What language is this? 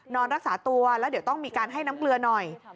Thai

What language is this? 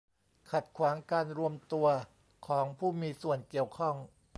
Thai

